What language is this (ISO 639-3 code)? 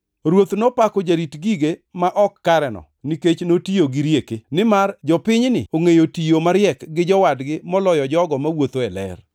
luo